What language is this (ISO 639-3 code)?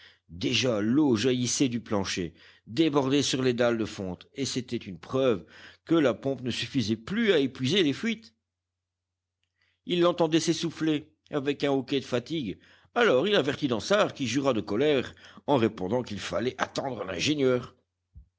fra